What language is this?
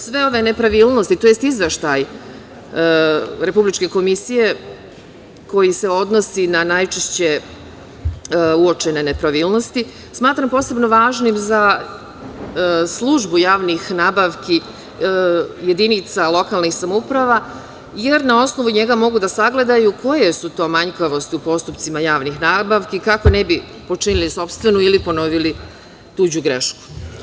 Serbian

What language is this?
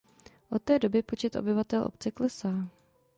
Czech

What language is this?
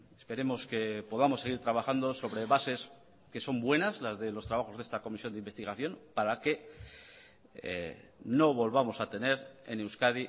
Spanish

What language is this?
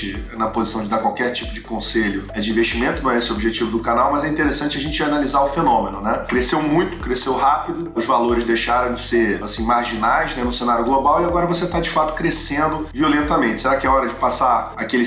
Portuguese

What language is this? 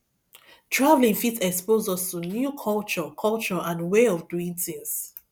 Nigerian Pidgin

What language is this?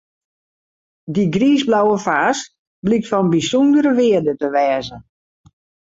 Western Frisian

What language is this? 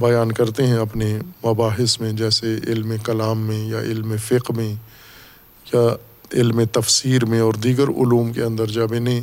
Urdu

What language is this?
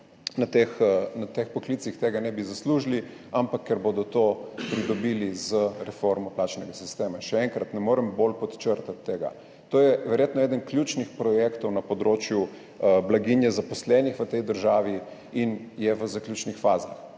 Slovenian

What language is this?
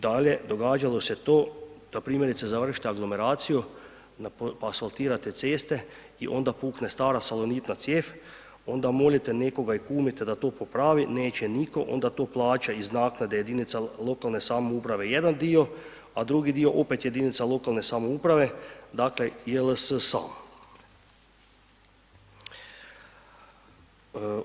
Croatian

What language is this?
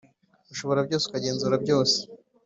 Kinyarwanda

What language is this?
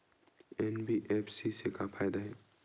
Chhattisgarhi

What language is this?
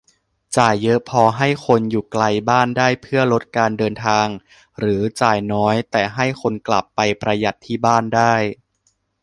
Thai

